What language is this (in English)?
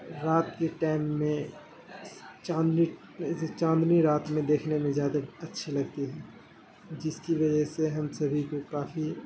Urdu